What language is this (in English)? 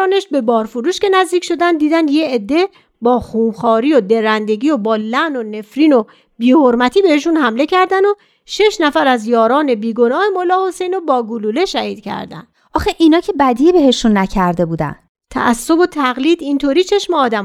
Persian